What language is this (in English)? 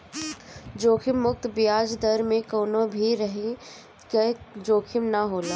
Bhojpuri